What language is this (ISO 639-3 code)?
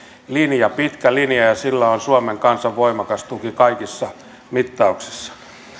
fin